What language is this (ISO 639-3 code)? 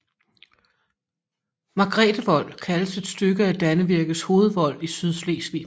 dan